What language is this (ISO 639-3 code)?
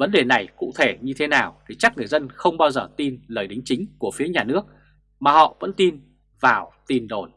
vie